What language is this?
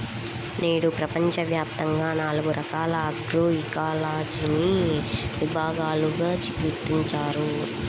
Telugu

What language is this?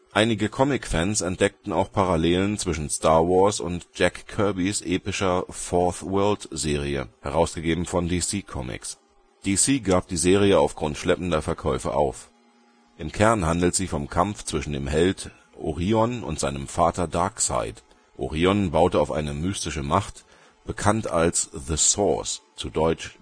German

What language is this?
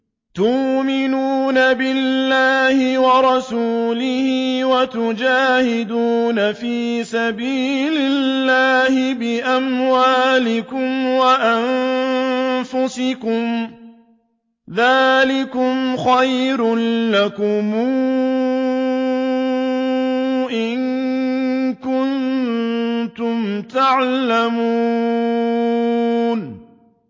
Arabic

